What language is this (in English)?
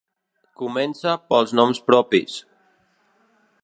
Catalan